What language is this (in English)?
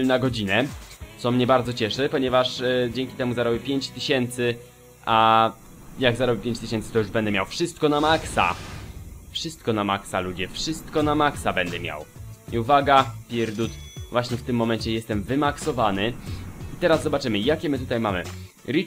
Polish